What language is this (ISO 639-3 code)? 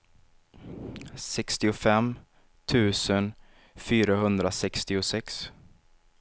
swe